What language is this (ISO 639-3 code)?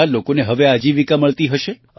guj